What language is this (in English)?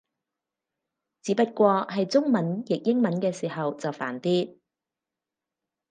Cantonese